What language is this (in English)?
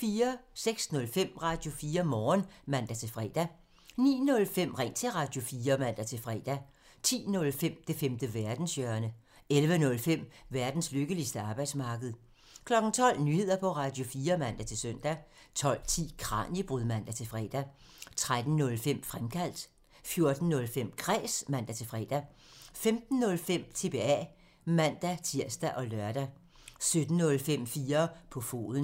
Danish